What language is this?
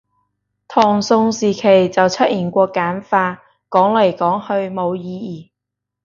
Cantonese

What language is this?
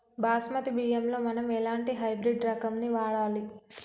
Telugu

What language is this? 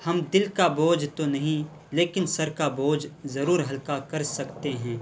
Urdu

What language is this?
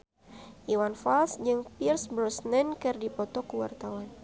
Sundanese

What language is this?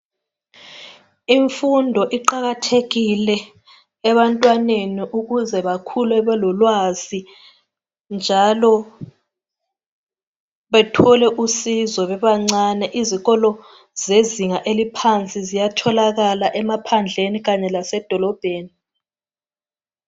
North Ndebele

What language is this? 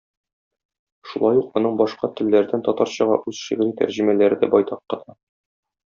Tatar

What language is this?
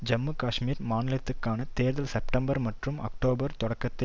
Tamil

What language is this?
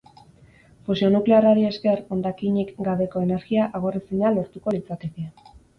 Basque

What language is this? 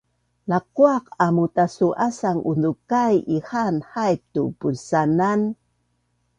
Bunun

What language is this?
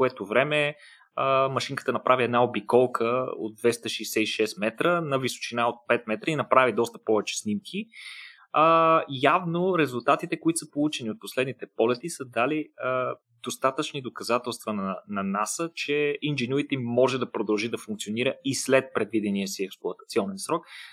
Bulgarian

